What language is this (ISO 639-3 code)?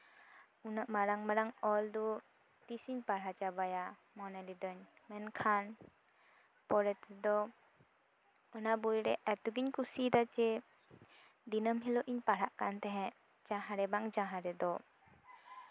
sat